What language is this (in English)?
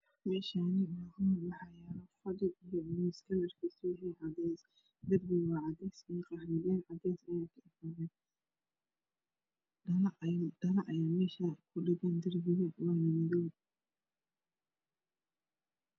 Somali